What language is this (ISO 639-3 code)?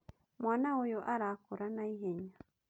kik